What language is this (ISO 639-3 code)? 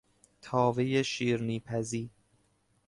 fas